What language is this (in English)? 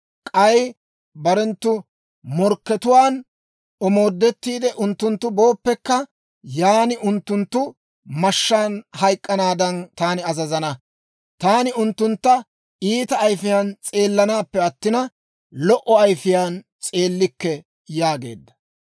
Dawro